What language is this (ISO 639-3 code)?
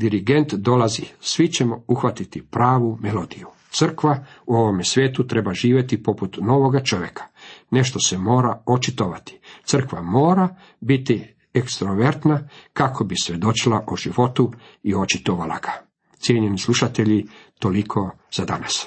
hrv